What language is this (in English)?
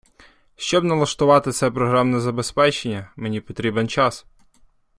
Ukrainian